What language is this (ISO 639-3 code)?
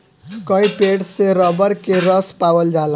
bho